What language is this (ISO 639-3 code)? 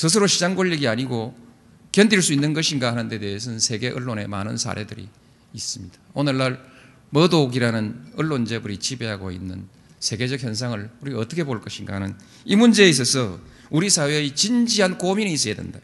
kor